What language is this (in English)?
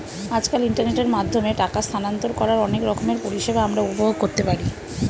Bangla